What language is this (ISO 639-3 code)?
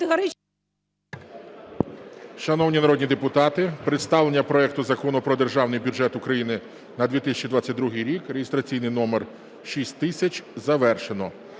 ukr